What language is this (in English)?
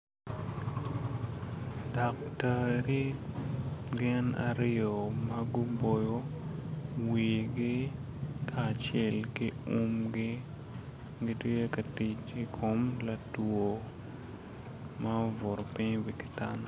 Acoli